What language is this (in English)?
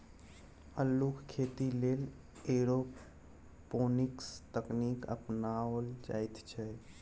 Maithili